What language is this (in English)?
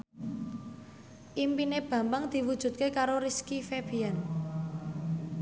Javanese